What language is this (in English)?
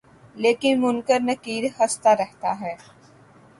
Urdu